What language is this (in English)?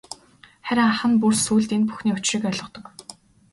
Mongolian